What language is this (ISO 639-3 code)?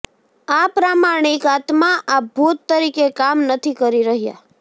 guj